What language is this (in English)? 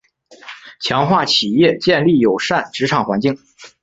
Chinese